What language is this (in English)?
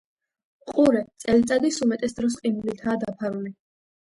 Georgian